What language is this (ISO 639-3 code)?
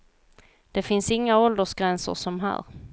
swe